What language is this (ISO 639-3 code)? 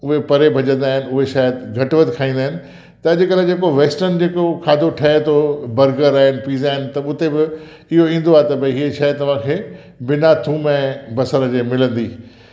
snd